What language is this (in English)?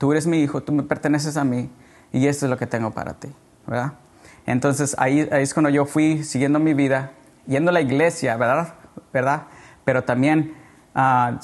Spanish